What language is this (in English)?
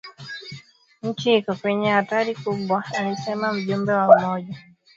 Swahili